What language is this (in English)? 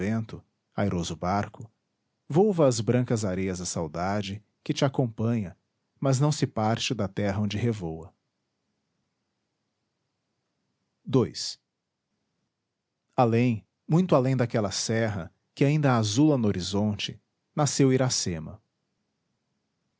Portuguese